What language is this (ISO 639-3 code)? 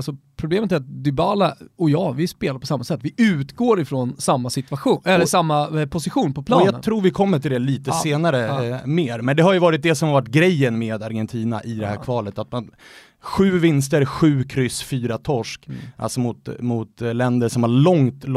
swe